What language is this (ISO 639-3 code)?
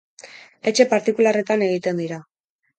eus